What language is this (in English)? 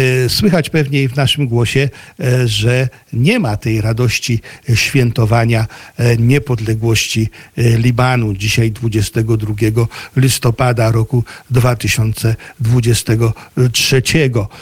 Polish